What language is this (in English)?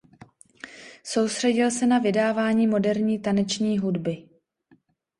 Czech